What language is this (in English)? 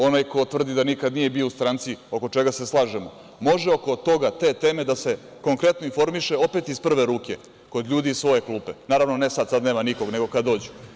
Serbian